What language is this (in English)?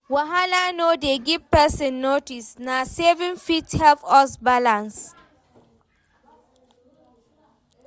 Nigerian Pidgin